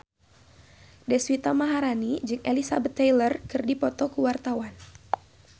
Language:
Sundanese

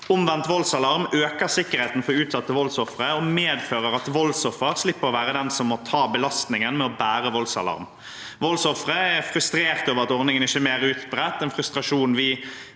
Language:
Norwegian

